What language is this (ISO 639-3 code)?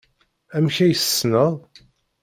kab